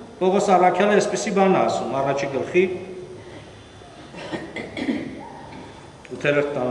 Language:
Turkish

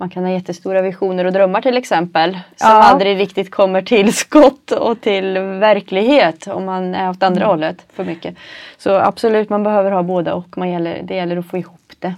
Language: Swedish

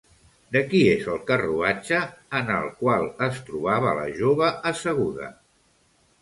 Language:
Catalan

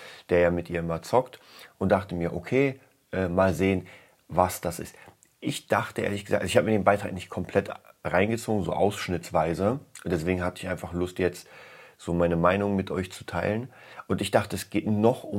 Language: German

